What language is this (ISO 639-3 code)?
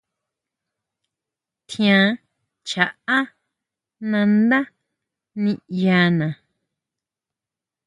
mau